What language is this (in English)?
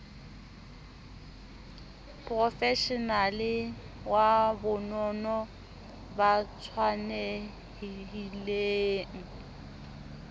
Southern Sotho